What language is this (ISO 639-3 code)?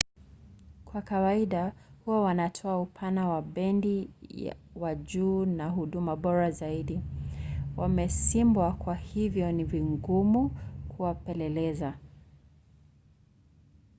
swa